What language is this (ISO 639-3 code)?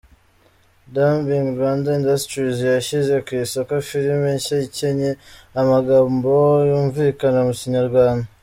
kin